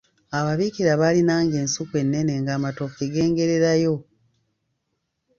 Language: Ganda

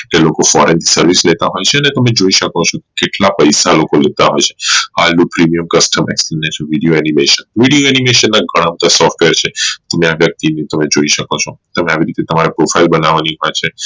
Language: Gujarati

